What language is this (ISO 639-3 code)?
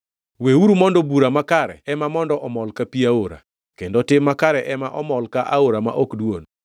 luo